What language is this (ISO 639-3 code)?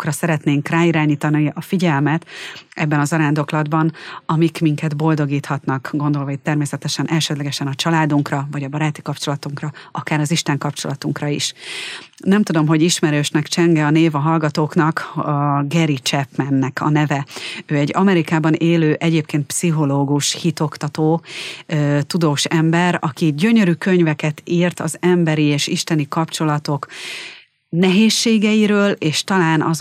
hun